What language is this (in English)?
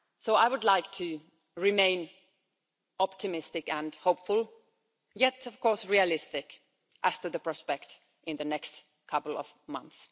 English